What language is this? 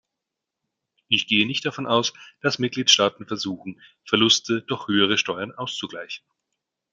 German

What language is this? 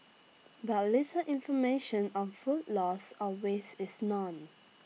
English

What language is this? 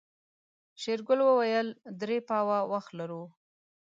Pashto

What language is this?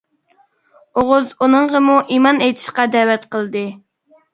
Uyghur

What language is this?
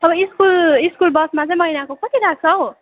Nepali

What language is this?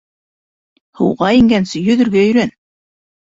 Bashkir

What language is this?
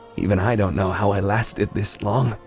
English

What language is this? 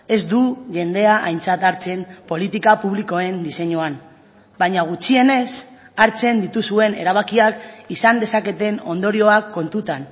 Basque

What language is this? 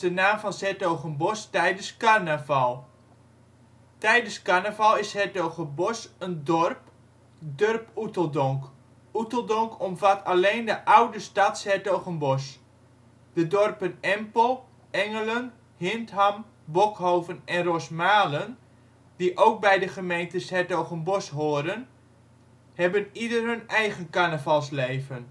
Dutch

